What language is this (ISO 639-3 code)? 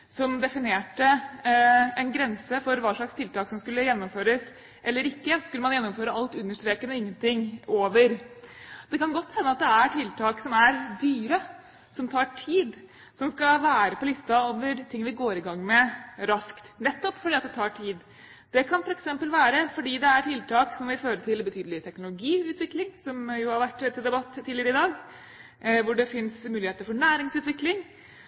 nob